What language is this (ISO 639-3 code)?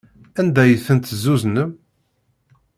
kab